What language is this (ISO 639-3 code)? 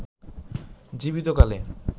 ben